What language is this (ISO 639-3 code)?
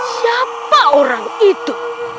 ind